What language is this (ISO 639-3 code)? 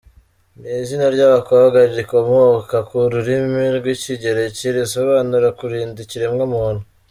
kin